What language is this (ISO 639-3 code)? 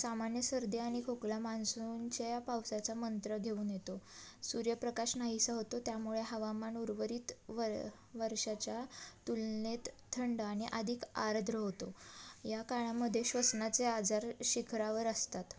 mar